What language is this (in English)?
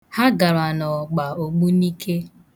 Igbo